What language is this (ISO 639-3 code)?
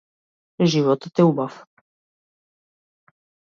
mkd